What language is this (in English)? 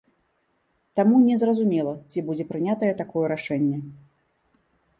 Belarusian